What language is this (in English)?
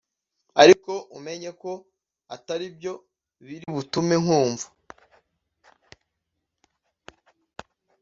Kinyarwanda